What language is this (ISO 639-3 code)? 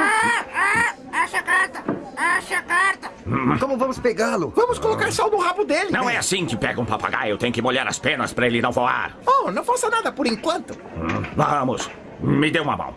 por